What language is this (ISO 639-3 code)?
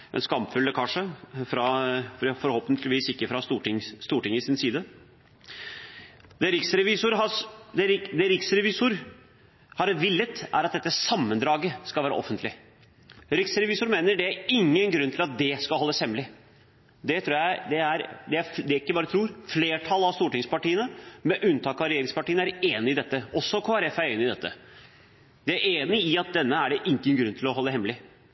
nob